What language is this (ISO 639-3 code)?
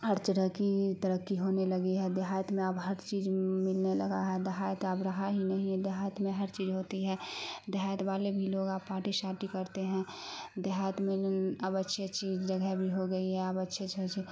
urd